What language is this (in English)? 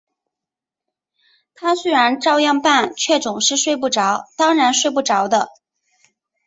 Chinese